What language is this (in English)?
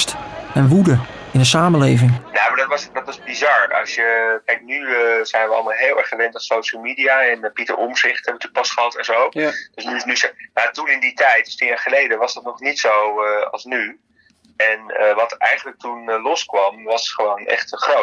Dutch